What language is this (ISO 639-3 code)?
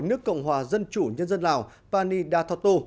vie